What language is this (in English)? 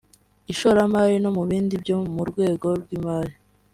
Kinyarwanda